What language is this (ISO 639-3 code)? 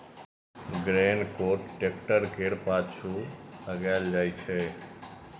mai